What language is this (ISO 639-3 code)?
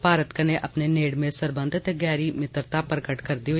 doi